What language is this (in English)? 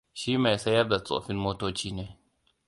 Hausa